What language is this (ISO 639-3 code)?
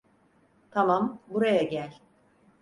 tur